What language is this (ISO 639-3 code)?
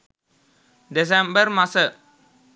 sin